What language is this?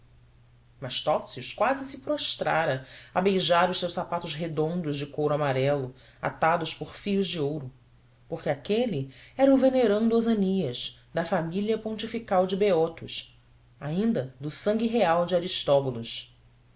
Portuguese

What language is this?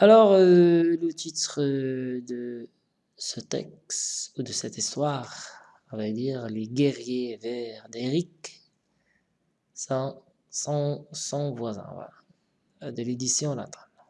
French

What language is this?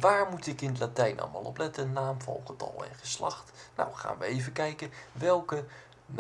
Dutch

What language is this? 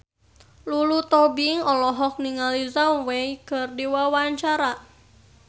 Sundanese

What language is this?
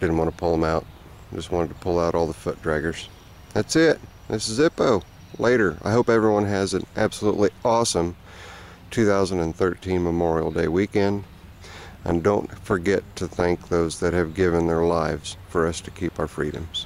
English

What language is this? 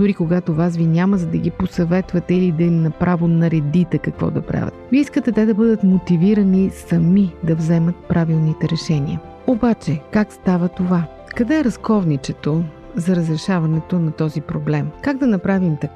Bulgarian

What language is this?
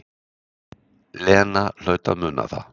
Icelandic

